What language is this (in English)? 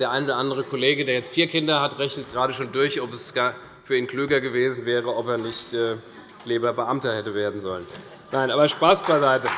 German